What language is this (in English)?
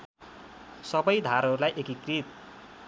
Nepali